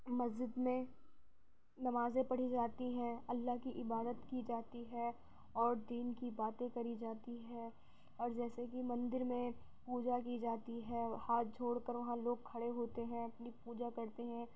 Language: Urdu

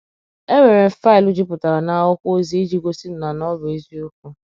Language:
Igbo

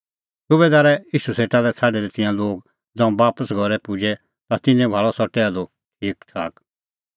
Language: Kullu Pahari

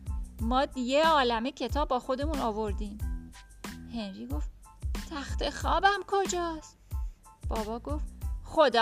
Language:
Persian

